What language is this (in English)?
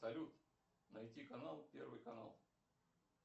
Russian